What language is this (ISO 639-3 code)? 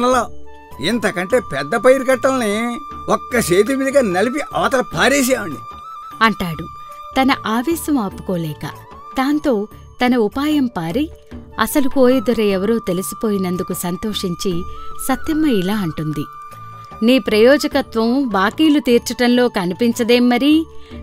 tel